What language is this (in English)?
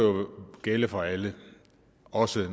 Danish